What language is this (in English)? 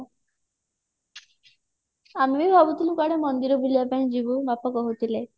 Odia